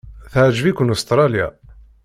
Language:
Kabyle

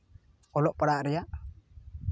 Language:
Santali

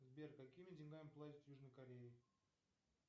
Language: Russian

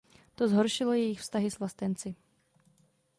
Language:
Czech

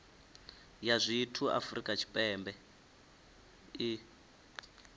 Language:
Venda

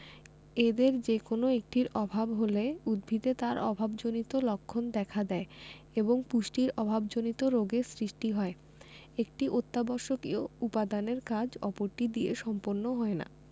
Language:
Bangla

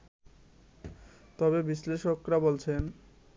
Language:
Bangla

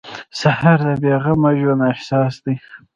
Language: Pashto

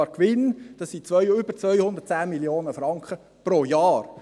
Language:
Swiss German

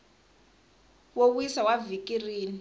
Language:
Tsonga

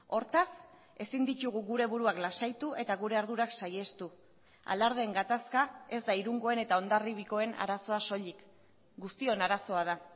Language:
Basque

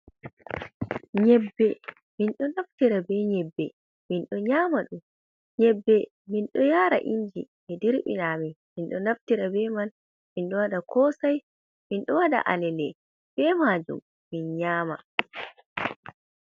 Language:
Fula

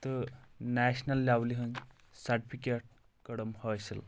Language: Kashmiri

